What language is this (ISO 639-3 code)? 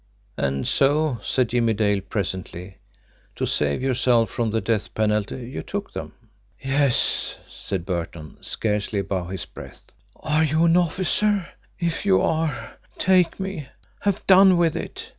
eng